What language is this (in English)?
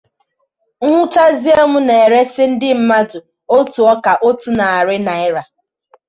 Igbo